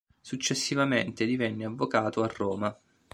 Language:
Italian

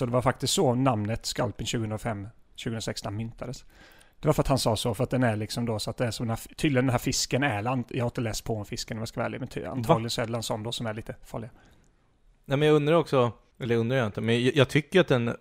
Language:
Swedish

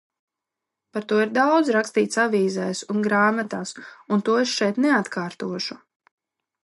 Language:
Latvian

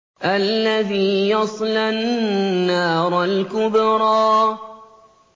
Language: Arabic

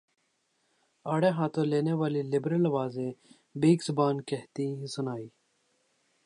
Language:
Urdu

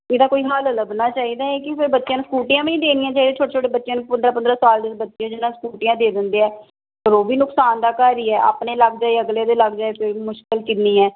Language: Punjabi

